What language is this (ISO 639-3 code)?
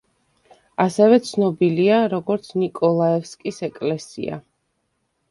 kat